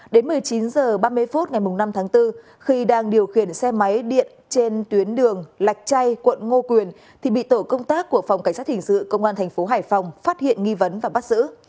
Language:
Vietnamese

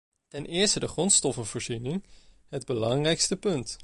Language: Dutch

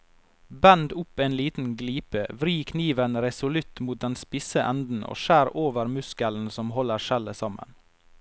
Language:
Norwegian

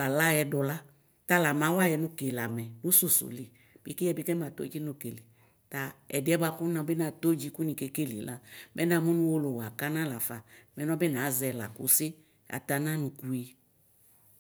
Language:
Ikposo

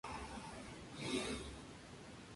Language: Spanish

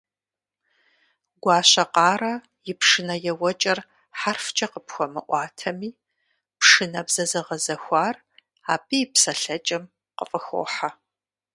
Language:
Kabardian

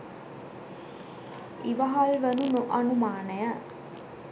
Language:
Sinhala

